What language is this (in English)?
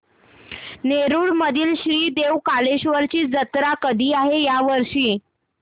Marathi